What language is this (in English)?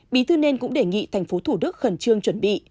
Vietnamese